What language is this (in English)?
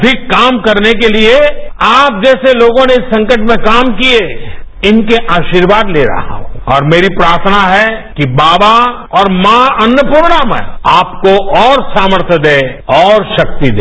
Hindi